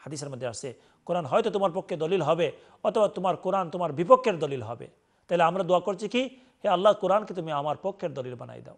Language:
Arabic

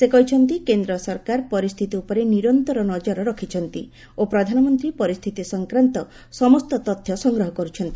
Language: Odia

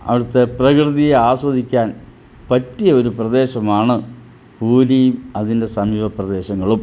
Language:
Malayalam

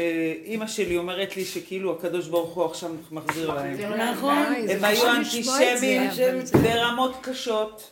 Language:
Hebrew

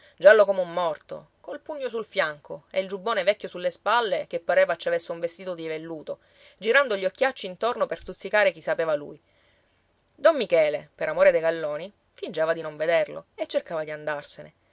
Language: Italian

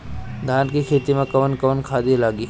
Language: Bhojpuri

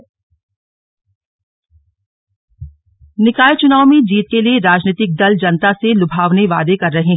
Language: Hindi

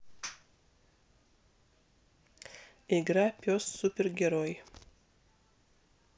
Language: Russian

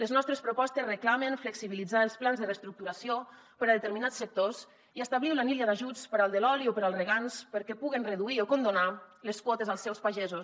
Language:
Catalan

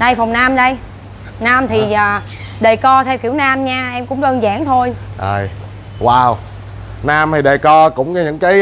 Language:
Vietnamese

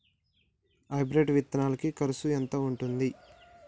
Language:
Telugu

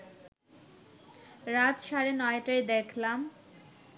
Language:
Bangla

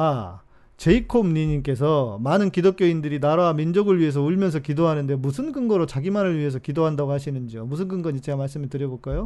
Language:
Korean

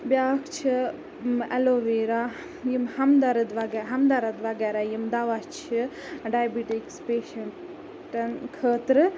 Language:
Kashmiri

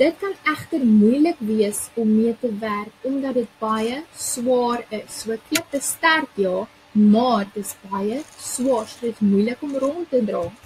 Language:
Dutch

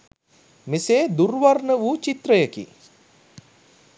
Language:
Sinhala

